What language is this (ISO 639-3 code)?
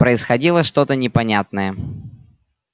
rus